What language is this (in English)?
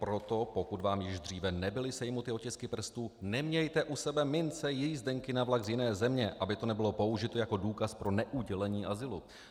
Czech